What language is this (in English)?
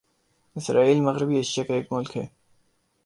Urdu